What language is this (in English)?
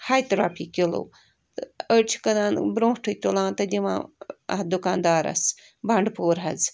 Kashmiri